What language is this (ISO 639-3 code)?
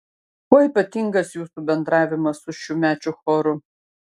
lit